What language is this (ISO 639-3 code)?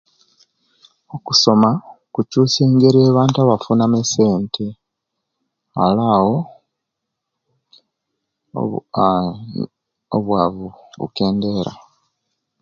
lke